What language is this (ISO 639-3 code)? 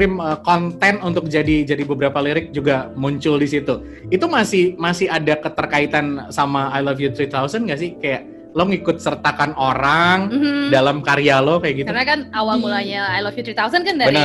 ind